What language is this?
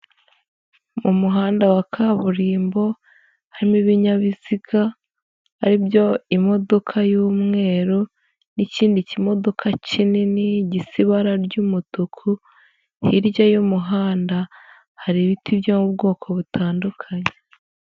Kinyarwanda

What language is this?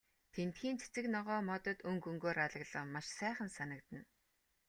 Mongolian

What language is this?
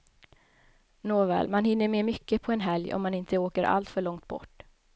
Swedish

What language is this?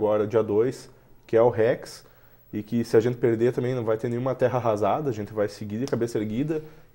Portuguese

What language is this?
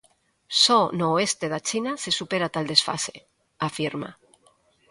Galician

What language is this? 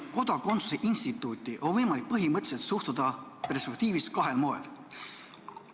Estonian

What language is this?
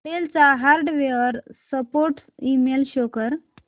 Marathi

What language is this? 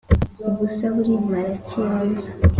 Kinyarwanda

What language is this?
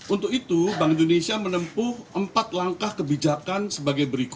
Indonesian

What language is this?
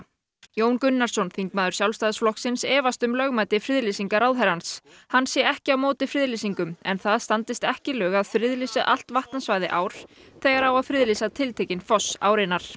Icelandic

